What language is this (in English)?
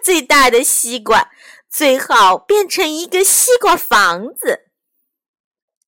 Chinese